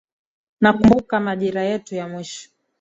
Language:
Swahili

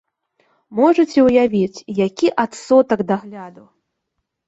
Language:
Belarusian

